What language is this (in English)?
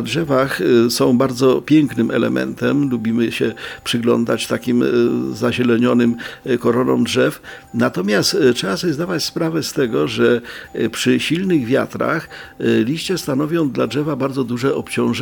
Polish